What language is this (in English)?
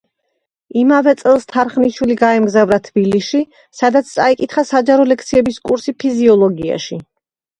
Georgian